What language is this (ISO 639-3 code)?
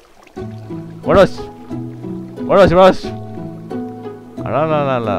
jpn